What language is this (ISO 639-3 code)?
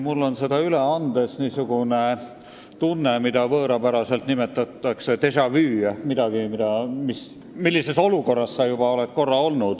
est